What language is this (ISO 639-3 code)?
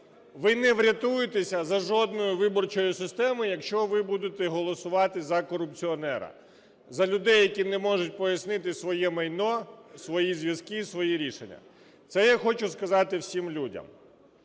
ukr